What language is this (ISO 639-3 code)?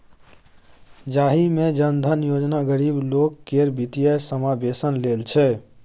mai